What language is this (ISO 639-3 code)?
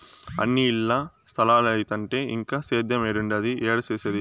tel